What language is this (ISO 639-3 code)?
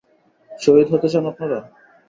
ben